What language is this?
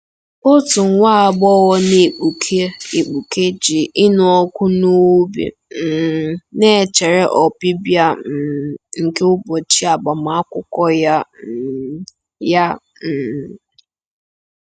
Igbo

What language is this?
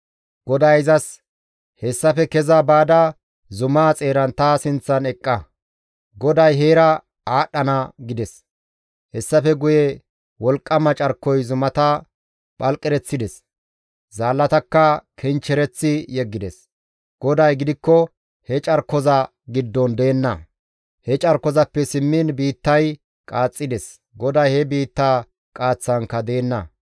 Gamo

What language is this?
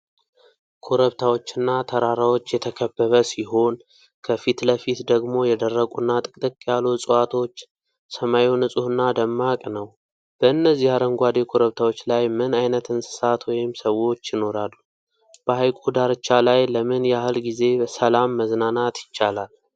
Amharic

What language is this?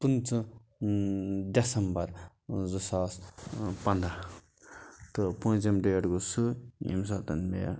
Kashmiri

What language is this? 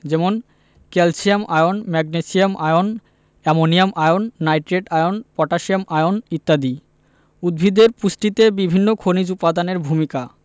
Bangla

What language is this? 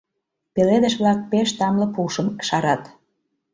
Mari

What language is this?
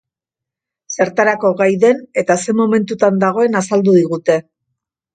Basque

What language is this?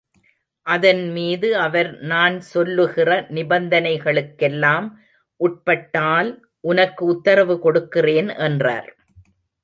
Tamil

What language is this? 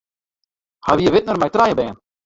Western Frisian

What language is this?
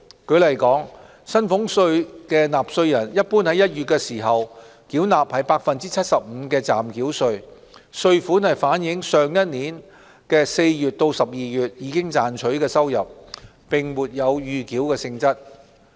Cantonese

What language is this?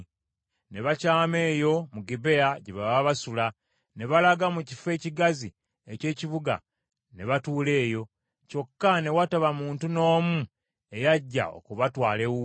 Ganda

